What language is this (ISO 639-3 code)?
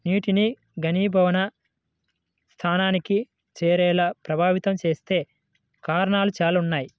tel